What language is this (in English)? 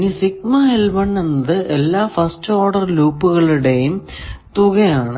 Malayalam